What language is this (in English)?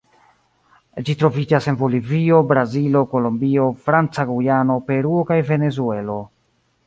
Esperanto